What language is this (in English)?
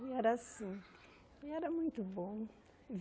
Portuguese